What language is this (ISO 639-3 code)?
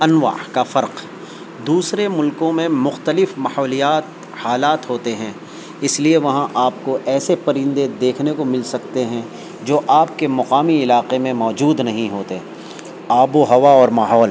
urd